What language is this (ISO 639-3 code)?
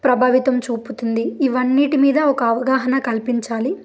tel